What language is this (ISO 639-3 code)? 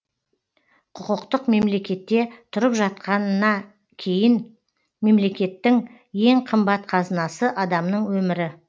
kaz